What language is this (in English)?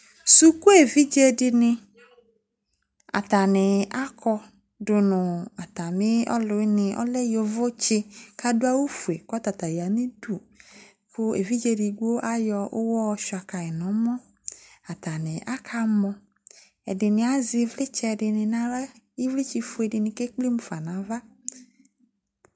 Ikposo